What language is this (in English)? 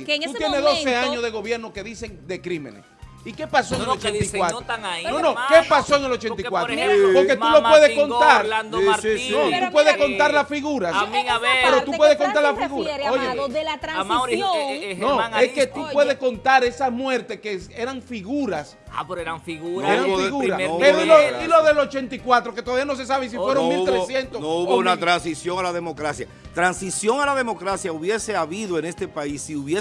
Spanish